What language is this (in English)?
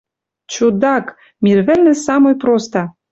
Western Mari